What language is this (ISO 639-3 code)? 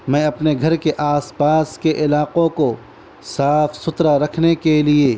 urd